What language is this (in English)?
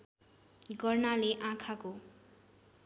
Nepali